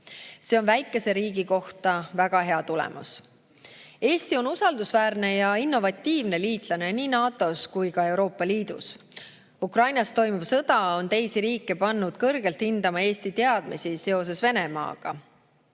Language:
Estonian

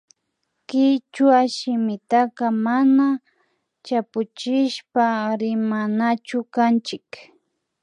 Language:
Imbabura Highland Quichua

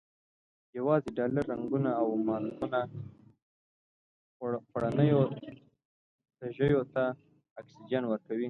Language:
Pashto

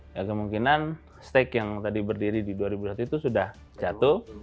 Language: Indonesian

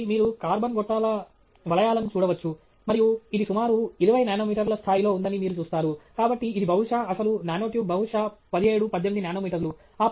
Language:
Telugu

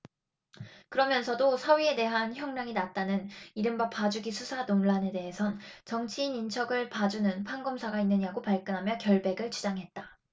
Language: Korean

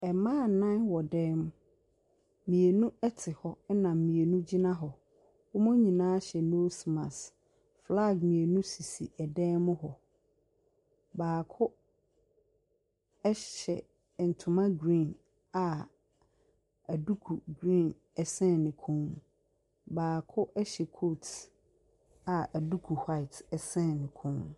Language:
Akan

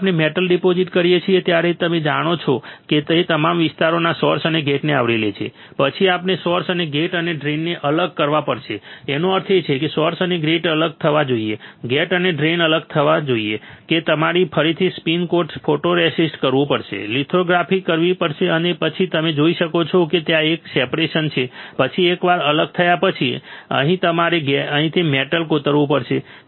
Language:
Gujarati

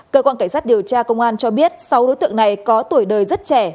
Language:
Vietnamese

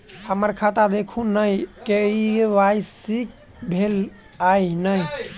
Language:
Maithili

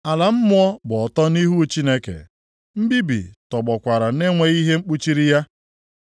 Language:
Igbo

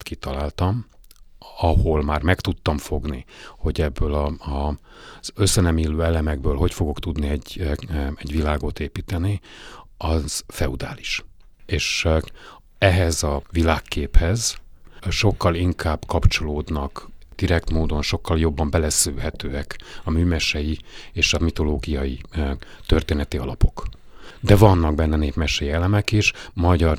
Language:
Hungarian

